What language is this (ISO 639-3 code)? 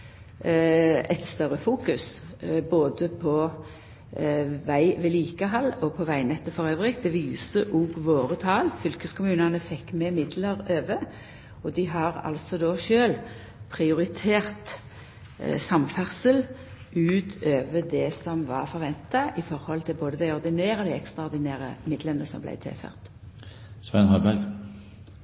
nno